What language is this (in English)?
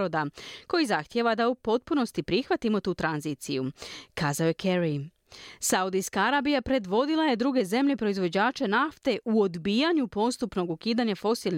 Croatian